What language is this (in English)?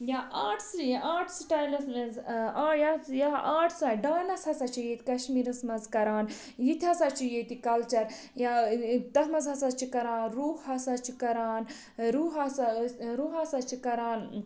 Kashmiri